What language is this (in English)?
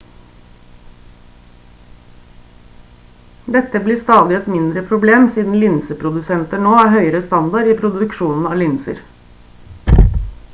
Norwegian Bokmål